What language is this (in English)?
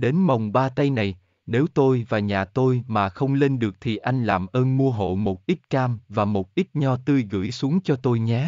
Vietnamese